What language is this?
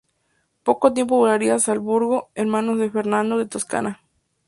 Spanish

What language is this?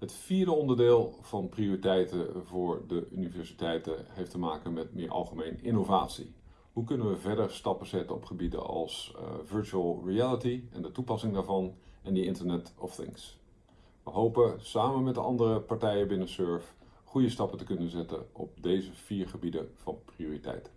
Dutch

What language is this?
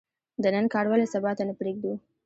Pashto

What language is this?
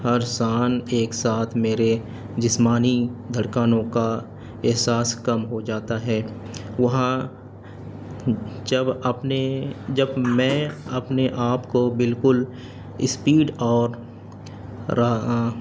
Urdu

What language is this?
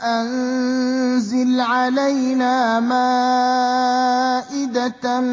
Arabic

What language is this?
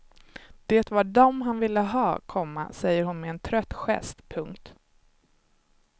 Swedish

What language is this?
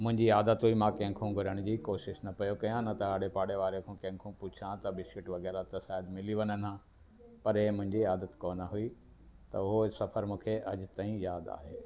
Sindhi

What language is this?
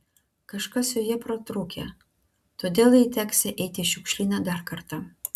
Lithuanian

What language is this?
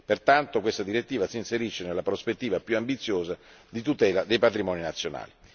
Italian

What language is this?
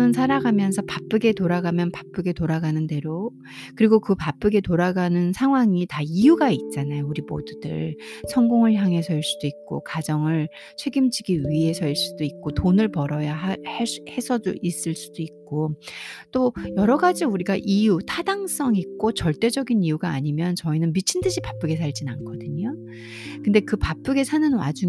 Korean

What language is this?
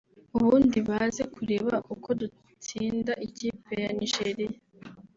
Kinyarwanda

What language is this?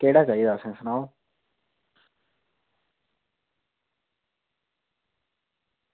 Dogri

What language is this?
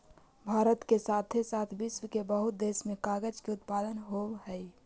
Magahi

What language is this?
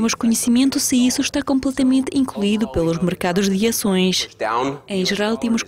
Portuguese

